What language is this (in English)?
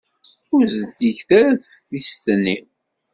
Kabyle